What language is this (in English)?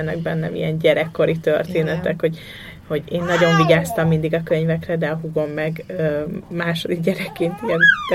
Hungarian